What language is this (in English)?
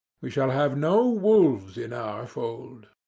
English